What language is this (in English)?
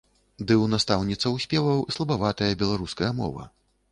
Belarusian